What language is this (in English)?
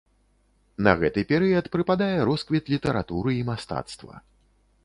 Belarusian